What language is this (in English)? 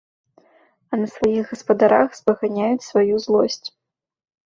Belarusian